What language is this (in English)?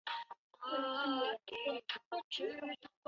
Chinese